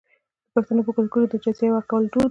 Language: Pashto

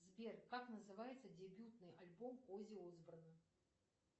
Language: Russian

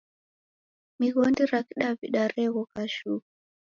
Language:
Taita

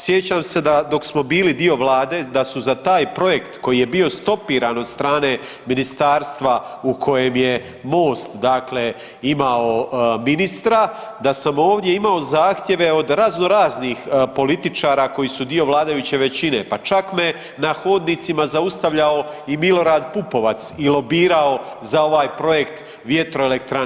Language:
Croatian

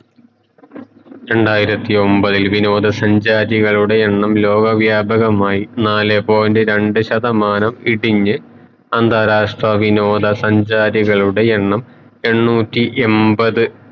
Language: Malayalam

